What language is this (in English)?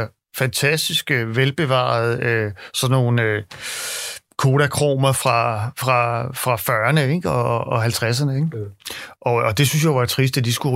Danish